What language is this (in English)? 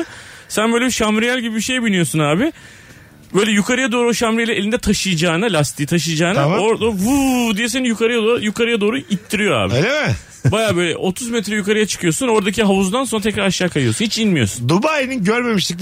Turkish